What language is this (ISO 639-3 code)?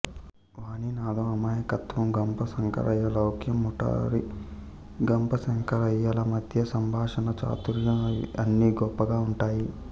tel